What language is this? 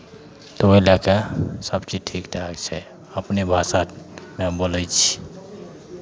Maithili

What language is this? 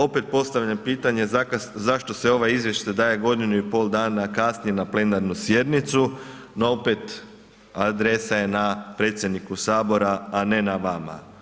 Croatian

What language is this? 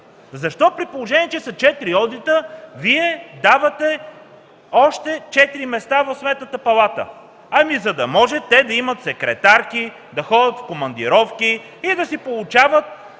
Bulgarian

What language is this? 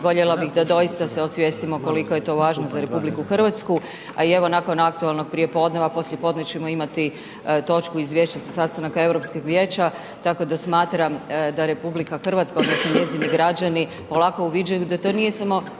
Croatian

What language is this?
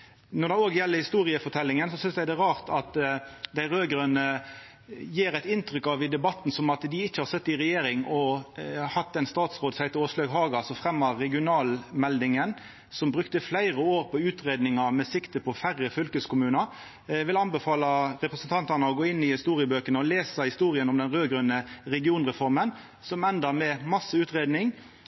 Norwegian Nynorsk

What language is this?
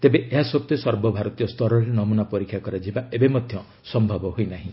Odia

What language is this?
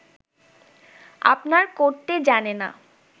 Bangla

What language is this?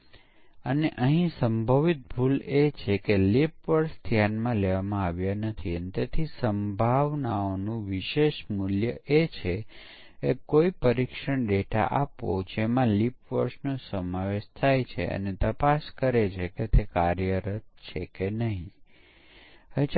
Gujarati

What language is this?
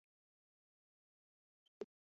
Chinese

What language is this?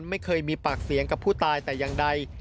Thai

